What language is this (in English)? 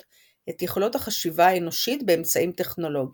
Hebrew